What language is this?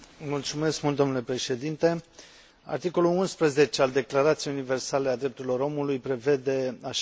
Romanian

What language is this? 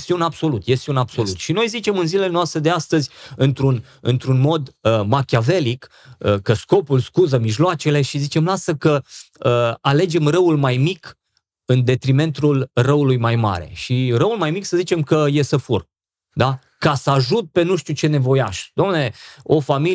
Romanian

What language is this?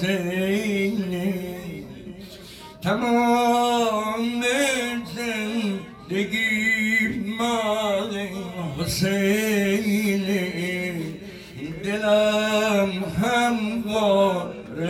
Persian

